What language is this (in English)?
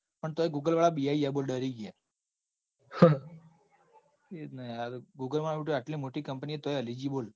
Gujarati